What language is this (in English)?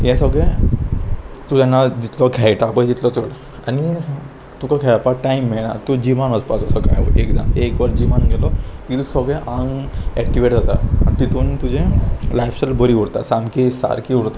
Konkani